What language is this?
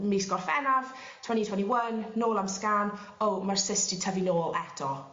Welsh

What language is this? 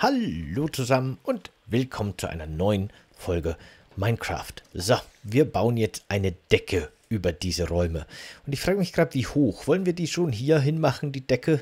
German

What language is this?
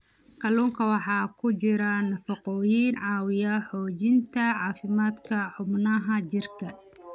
Somali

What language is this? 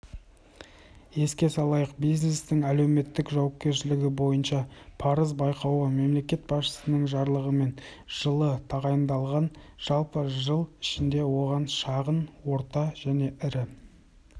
Kazakh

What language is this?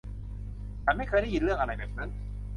Thai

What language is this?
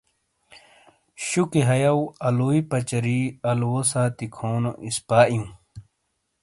Shina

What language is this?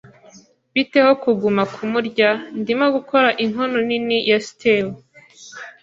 Kinyarwanda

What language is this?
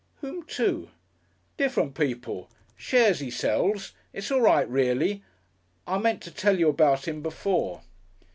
English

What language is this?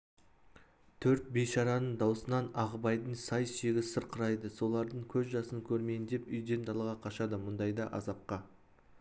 Kazakh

